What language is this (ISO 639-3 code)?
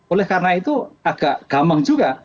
ind